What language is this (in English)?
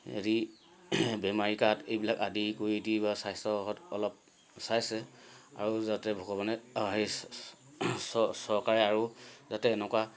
Assamese